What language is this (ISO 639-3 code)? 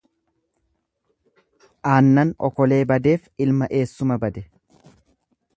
orm